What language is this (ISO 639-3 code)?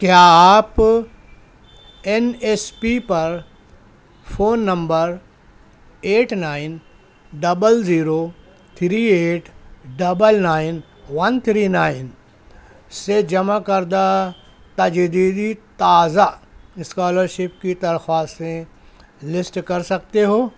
urd